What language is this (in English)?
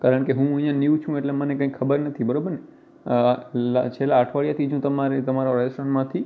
Gujarati